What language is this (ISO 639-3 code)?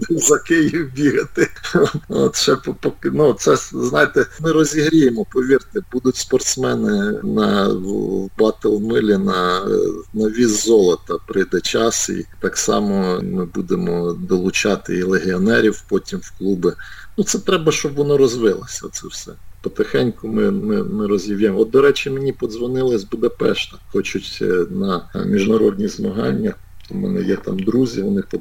ukr